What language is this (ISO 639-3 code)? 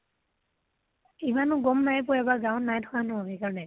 asm